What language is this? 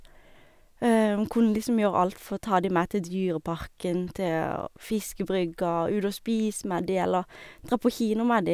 Norwegian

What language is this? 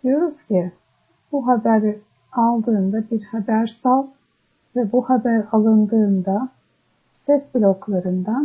Turkish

